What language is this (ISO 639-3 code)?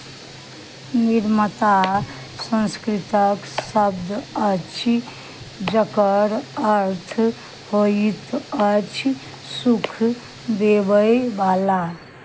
mai